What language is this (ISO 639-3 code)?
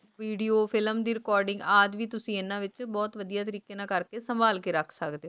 pan